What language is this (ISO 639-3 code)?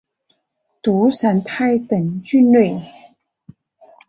zho